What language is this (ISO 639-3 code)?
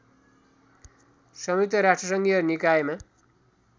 nep